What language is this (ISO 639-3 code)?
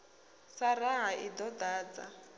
ven